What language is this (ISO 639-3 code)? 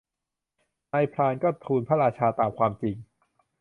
tha